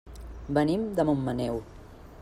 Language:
Catalan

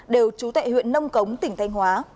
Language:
Vietnamese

